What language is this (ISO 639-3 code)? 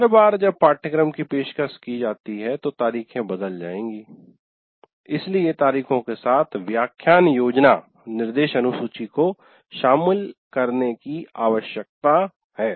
hin